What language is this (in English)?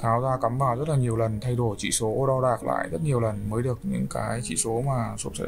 Vietnamese